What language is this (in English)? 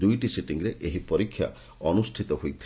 Odia